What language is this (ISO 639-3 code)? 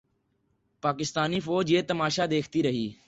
urd